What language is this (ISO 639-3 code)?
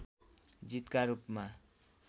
nep